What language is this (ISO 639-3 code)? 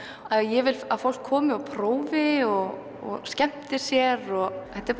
isl